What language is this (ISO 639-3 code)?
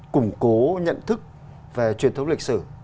vie